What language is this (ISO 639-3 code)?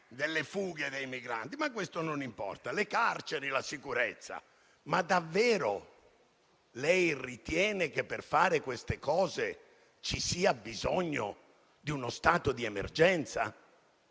ita